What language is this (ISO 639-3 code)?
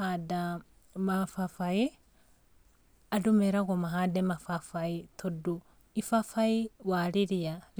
kik